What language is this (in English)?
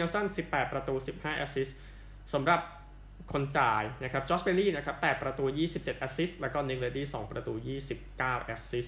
Thai